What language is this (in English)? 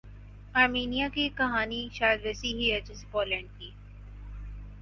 Urdu